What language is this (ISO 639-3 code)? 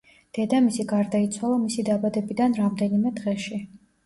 kat